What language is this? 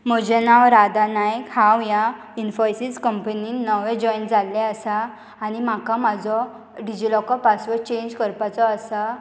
Konkani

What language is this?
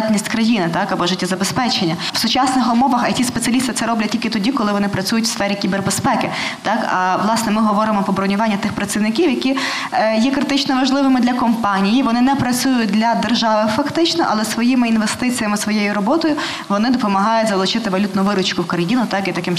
Ukrainian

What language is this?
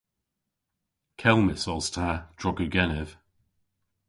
Cornish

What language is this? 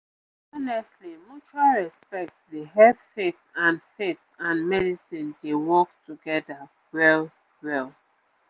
Nigerian Pidgin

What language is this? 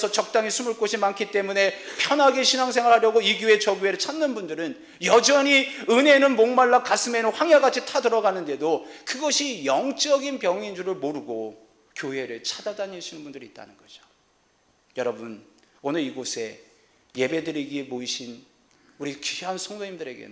Korean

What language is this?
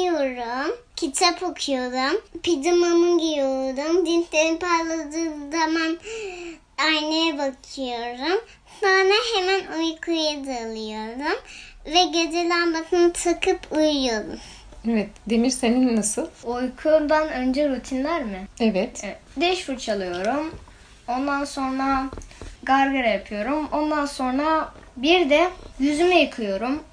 Turkish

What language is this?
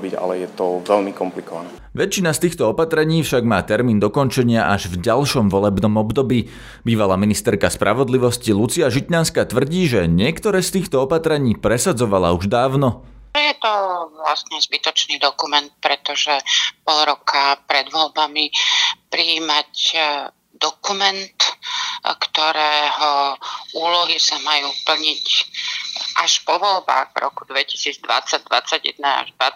Slovak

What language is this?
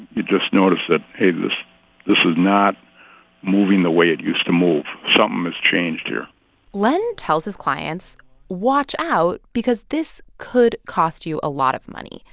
English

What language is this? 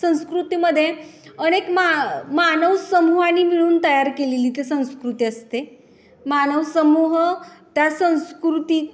Marathi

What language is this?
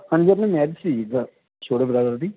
Punjabi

